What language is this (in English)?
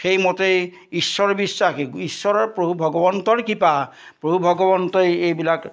Assamese